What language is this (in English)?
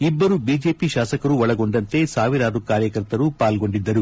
Kannada